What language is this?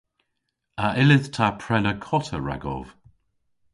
Cornish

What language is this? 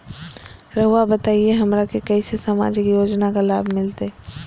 Magahi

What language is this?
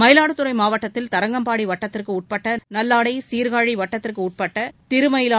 Tamil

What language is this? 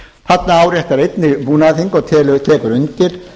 Icelandic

